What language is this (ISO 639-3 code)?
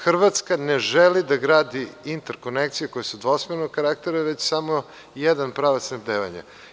srp